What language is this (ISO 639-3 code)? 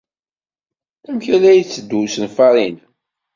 kab